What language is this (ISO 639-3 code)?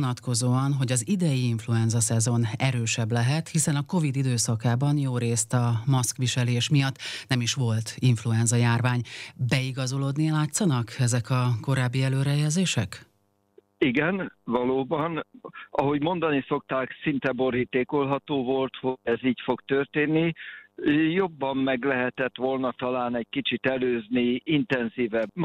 hun